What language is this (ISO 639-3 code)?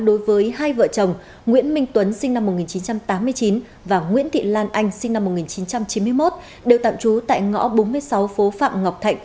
vie